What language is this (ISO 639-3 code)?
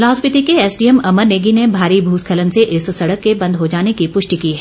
hin